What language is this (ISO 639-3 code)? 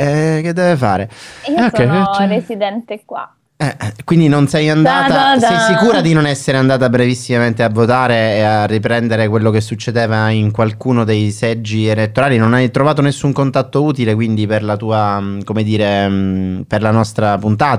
ita